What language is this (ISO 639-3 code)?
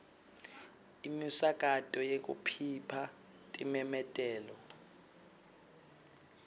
ssw